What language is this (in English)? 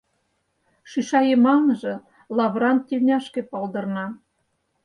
Mari